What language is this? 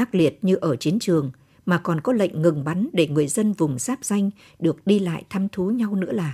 Vietnamese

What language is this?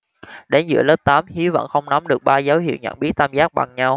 Vietnamese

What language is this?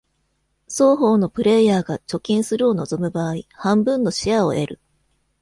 Japanese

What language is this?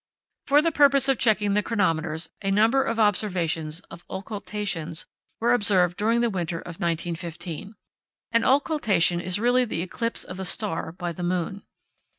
English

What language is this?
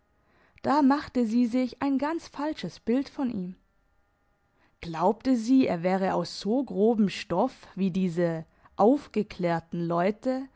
German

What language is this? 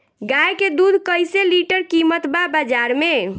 Bhojpuri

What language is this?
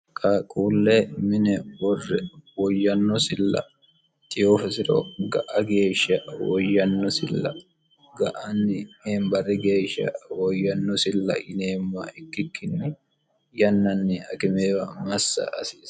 Sidamo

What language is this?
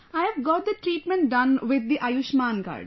English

